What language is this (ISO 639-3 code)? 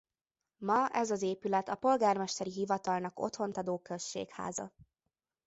hun